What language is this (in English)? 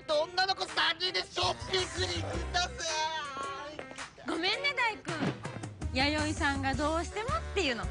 Japanese